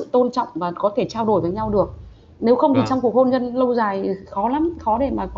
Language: Vietnamese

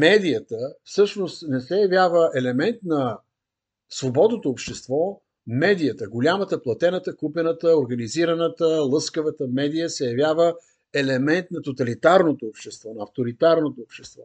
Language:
Bulgarian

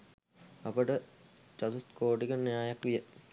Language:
Sinhala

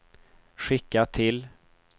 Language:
Swedish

